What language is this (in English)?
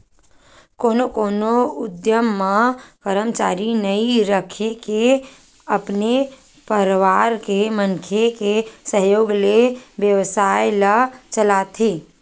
Chhattisgarhi